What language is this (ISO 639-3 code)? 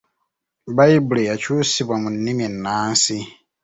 lug